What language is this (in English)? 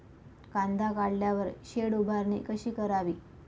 Marathi